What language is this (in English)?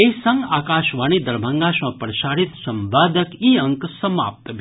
Maithili